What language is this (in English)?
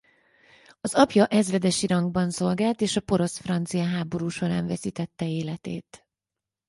Hungarian